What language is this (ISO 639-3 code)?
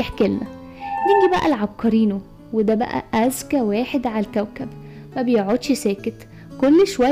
ara